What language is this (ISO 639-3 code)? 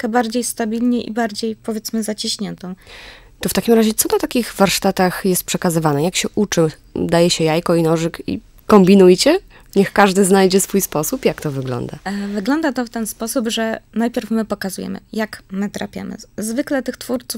pol